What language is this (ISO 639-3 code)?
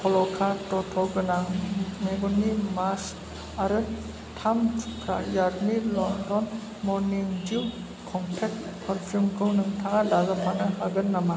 brx